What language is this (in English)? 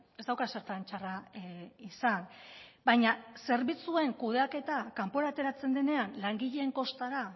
Basque